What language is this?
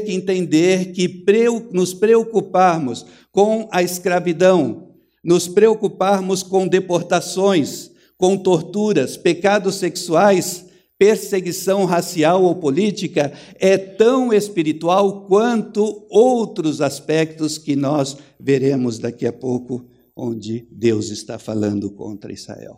Portuguese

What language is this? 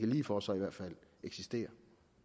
Danish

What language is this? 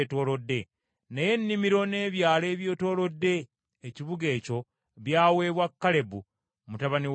Ganda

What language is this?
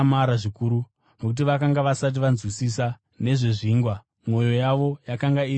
Shona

